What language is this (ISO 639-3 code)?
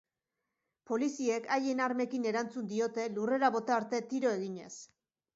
eus